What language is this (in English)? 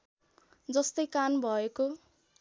Nepali